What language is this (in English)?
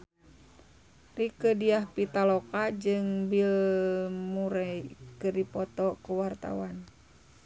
Sundanese